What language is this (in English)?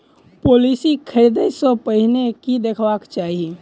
Maithili